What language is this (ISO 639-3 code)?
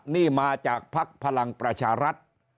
tha